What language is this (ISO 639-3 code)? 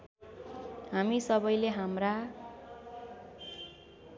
nep